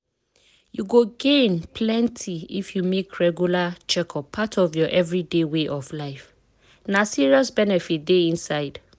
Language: Nigerian Pidgin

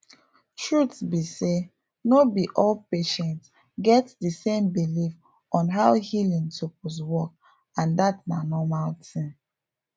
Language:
Nigerian Pidgin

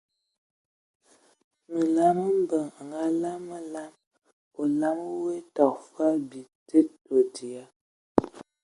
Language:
Ewondo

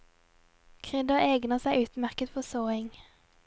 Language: Norwegian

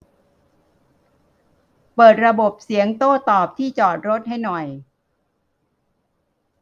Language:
Thai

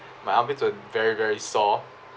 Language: English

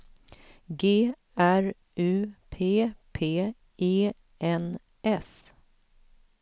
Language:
Swedish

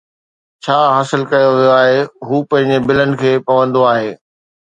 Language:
Sindhi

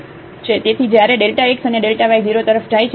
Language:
Gujarati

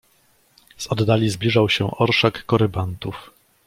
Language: Polish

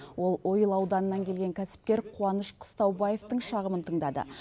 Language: Kazakh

